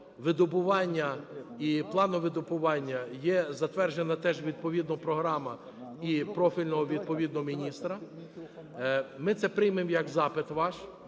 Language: Ukrainian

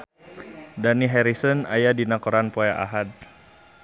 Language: Sundanese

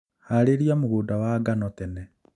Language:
Kikuyu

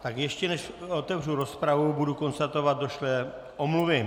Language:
Czech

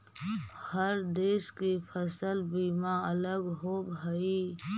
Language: Magahi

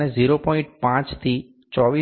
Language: Gujarati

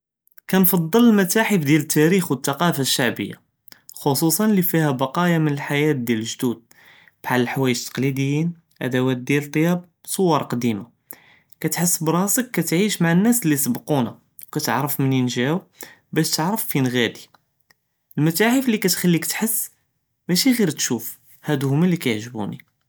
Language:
Judeo-Arabic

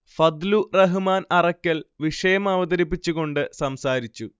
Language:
Malayalam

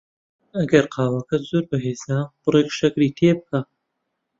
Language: Central Kurdish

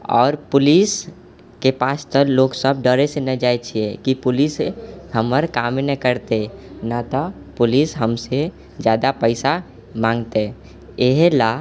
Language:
Maithili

